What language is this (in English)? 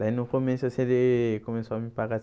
Portuguese